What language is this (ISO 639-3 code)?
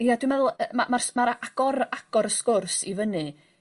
cym